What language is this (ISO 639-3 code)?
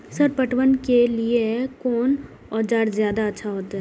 mai